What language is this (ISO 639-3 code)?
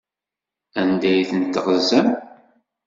kab